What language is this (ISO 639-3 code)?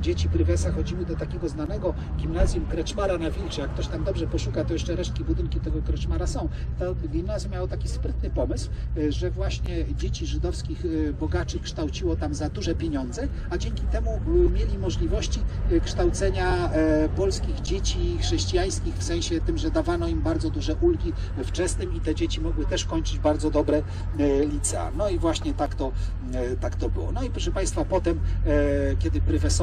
pol